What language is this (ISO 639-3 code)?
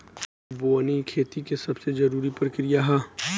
bho